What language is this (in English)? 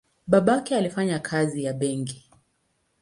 Swahili